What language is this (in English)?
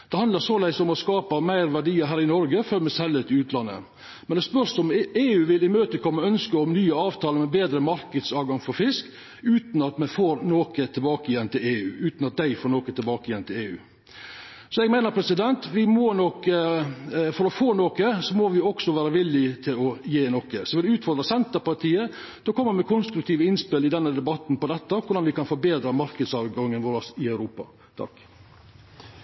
Norwegian Nynorsk